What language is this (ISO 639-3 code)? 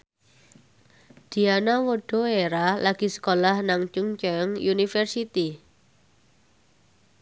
jav